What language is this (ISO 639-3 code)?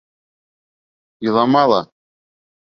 bak